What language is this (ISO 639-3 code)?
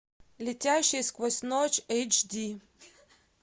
rus